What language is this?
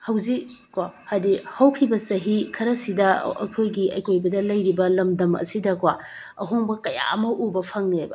Manipuri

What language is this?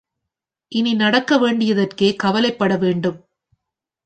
Tamil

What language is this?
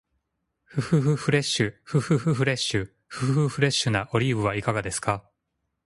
Japanese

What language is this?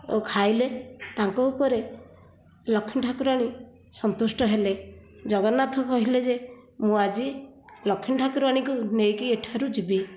Odia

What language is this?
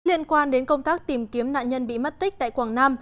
Vietnamese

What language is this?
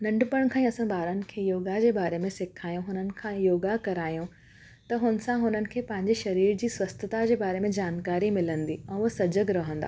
Sindhi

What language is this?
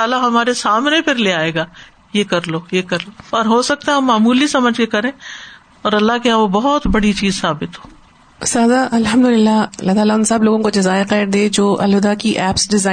Urdu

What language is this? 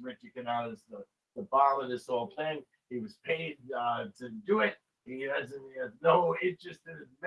English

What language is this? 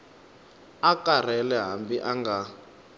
Tsonga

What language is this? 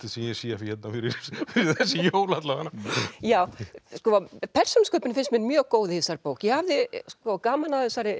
Icelandic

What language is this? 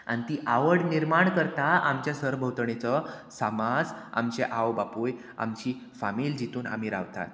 Konkani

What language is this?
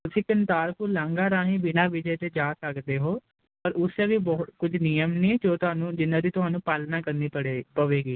Punjabi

